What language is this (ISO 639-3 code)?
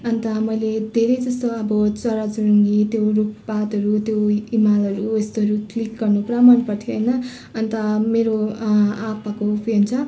nep